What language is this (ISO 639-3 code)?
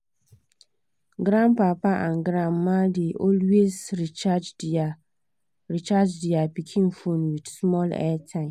pcm